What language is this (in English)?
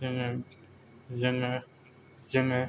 Bodo